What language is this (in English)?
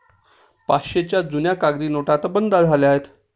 Marathi